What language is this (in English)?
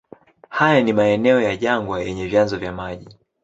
Swahili